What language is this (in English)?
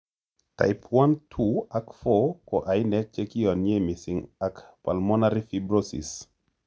Kalenjin